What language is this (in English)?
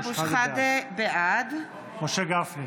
Hebrew